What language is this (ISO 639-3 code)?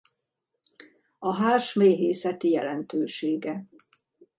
hun